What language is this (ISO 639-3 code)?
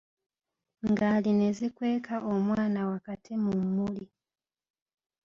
lug